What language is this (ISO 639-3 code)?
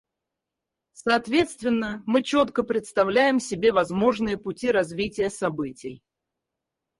rus